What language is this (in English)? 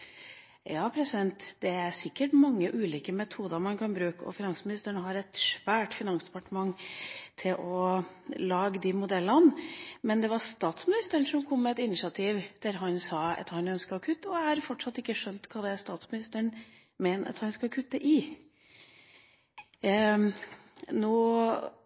Norwegian Bokmål